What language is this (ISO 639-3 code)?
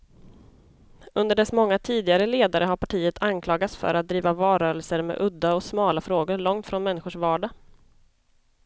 swe